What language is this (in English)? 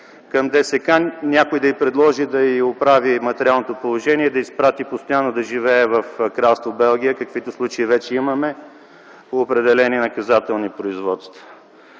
Bulgarian